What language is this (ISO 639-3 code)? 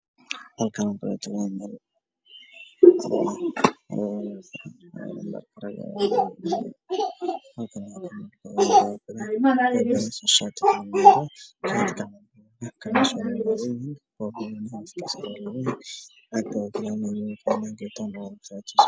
som